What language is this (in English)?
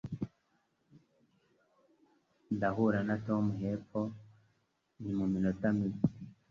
Kinyarwanda